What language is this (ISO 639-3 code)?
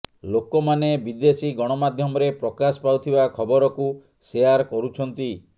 ori